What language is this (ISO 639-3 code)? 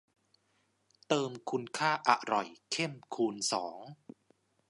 tha